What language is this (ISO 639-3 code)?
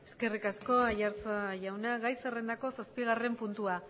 eus